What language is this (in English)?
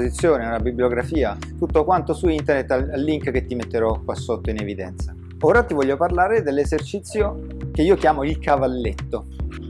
Italian